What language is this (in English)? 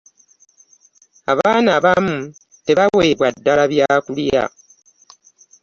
Ganda